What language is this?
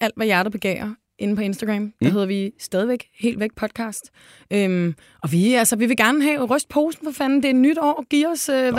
Danish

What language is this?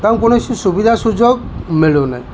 Odia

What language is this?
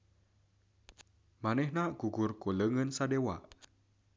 Sundanese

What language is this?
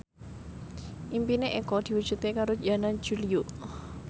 Javanese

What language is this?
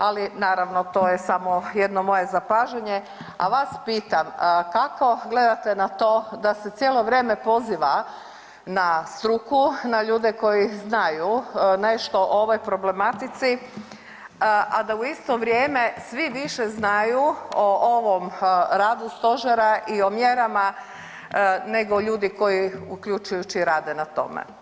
Croatian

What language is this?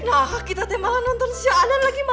Indonesian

